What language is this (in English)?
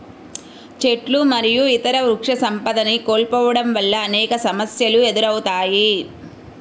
Telugu